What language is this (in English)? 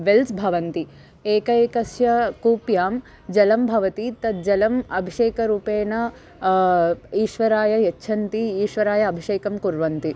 Sanskrit